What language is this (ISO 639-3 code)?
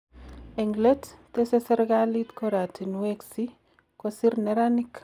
kln